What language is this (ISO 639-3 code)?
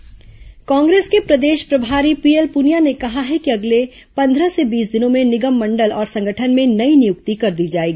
hin